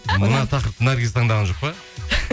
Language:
Kazakh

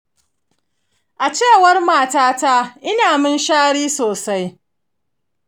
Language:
Hausa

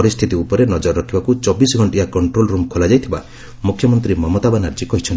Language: Odia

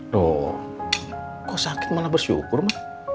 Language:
Indonesian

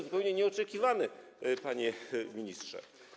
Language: Polish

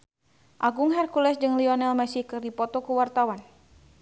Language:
Sundanese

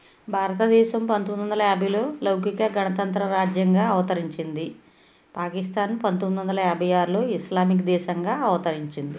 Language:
Telugu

